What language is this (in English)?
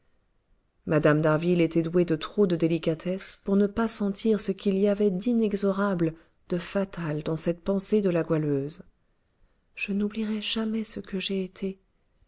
French